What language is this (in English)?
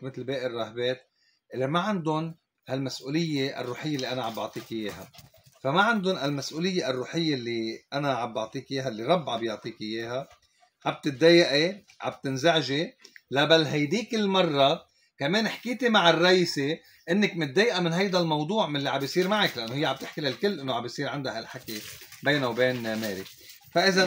Arabic